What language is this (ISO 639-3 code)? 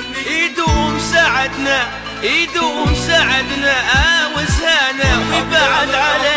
ara